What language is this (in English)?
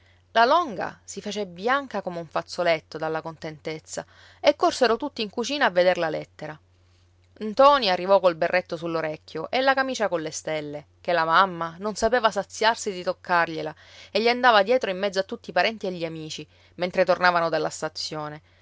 Italian